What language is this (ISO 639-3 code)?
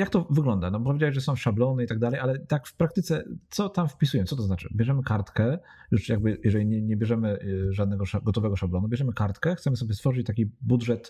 pol